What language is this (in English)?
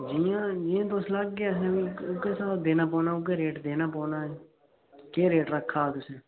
Dogri